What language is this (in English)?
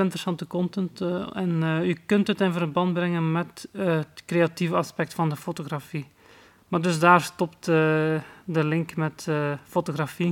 Dutch